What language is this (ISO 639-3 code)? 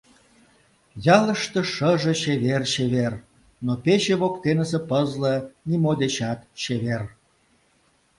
chm